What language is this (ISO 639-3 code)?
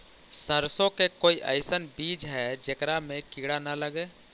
mag